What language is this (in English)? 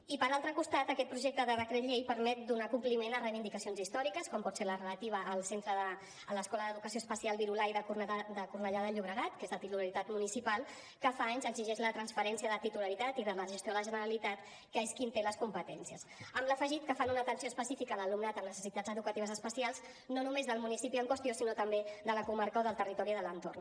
Catalan